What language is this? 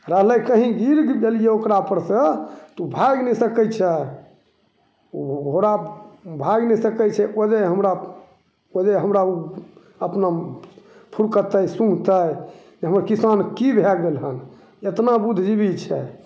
Maithili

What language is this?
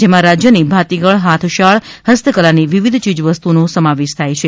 Gujarati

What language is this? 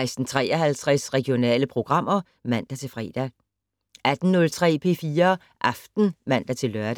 Danish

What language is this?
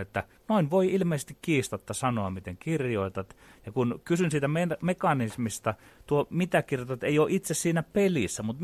Finnish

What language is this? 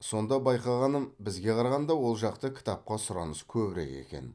Kazakh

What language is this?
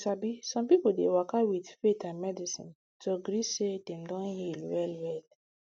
Nigerian Pidgin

